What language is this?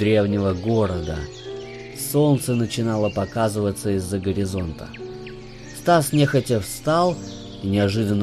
Russian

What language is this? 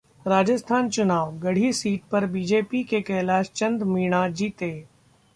Hindi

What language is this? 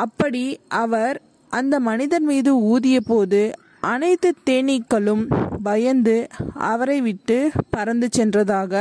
Tamil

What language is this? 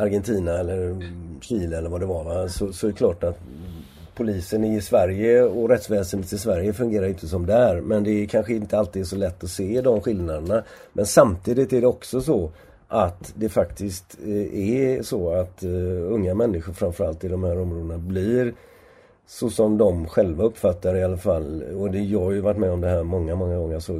Swedish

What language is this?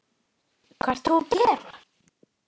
Icelandic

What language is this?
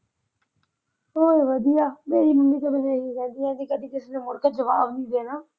Punjabi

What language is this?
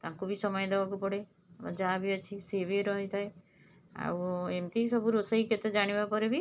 Odia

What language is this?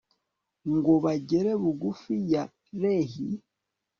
Kinyarwanda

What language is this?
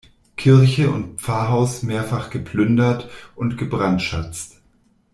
German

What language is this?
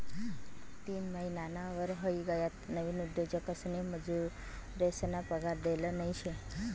Marathi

